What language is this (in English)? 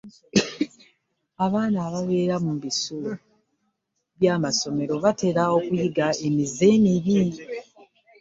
Ganda